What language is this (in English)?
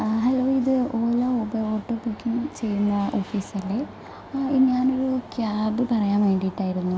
Malayalam